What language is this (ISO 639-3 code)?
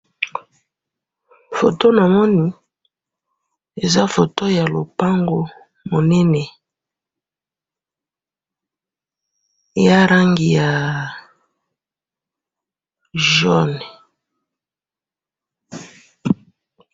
lin